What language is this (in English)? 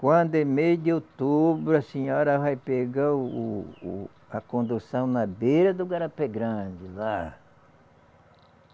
Portuguese